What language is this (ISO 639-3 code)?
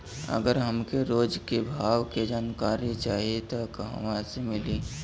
bho